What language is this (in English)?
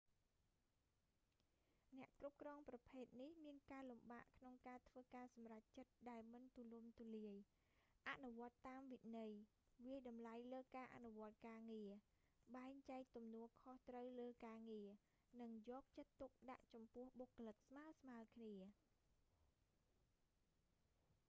Khmer